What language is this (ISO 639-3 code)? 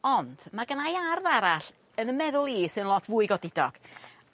cym